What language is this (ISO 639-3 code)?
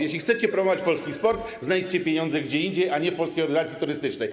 pol